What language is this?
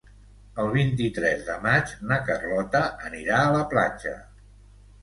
Catalan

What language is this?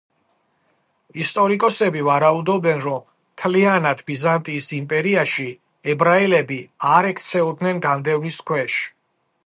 Georgian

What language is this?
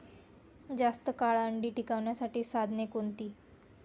Marathi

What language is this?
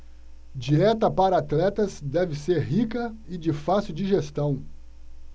Portuguese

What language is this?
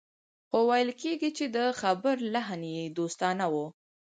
Pashto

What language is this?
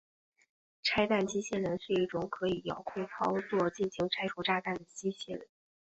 Chinese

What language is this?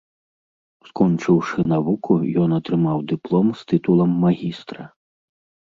Belarusian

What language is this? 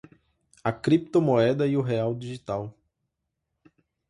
Portuguese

